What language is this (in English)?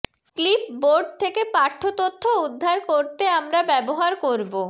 Bangla